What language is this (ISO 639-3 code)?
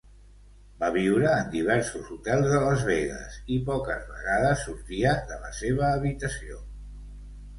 cat